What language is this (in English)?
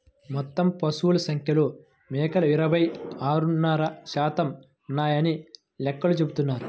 Telugu